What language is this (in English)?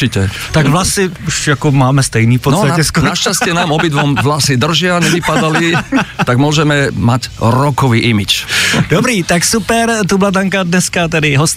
Czech